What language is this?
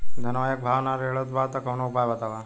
Bhojpuri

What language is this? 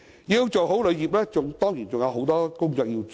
Cantonese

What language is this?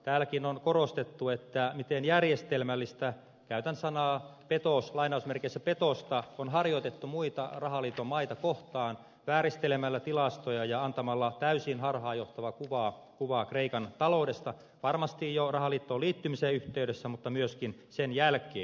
Finnish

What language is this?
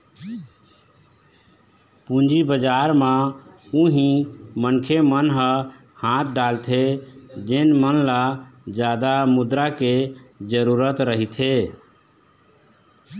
Chhattisgarhi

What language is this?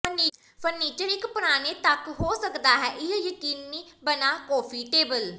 Punjabi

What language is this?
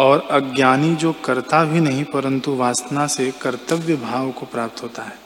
Hindi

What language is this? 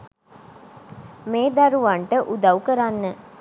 Sinhala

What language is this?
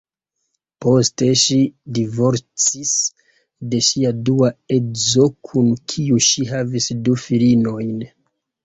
Esperanto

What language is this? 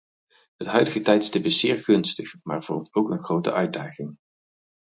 Dutch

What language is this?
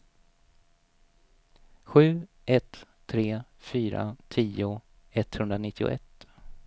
Swedish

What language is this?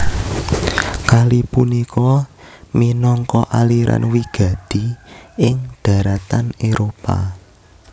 Javanese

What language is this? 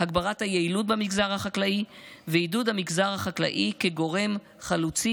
Hebrew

